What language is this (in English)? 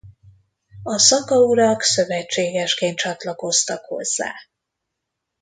Hungarian